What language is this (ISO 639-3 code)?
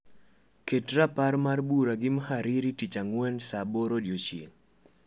luo